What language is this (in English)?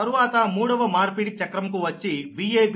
Telugu